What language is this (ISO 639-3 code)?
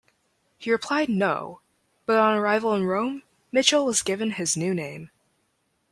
eng